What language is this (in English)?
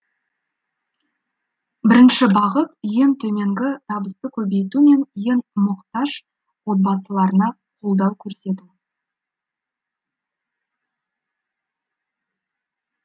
Kazakh